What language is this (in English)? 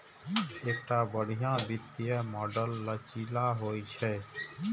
Maithili